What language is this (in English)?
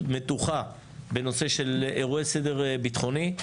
Hebrew